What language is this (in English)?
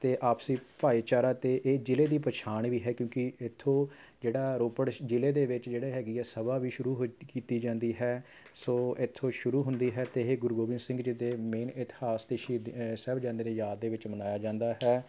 Punjabi